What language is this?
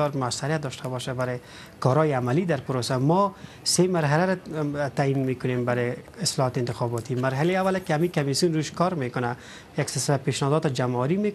Persian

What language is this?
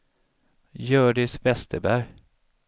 Swedish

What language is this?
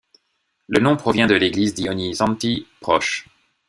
French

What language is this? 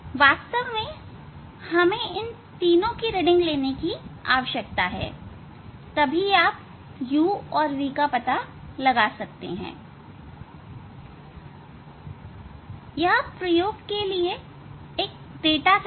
Hindi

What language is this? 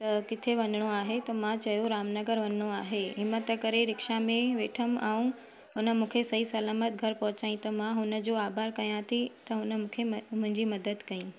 Sindhi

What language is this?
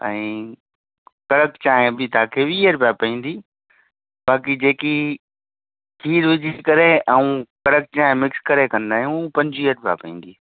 Sindhi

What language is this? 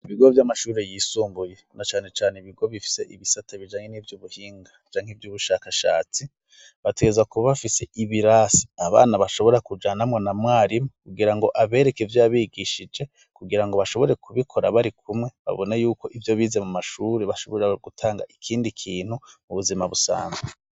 Rundi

